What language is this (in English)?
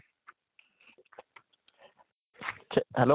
Assamese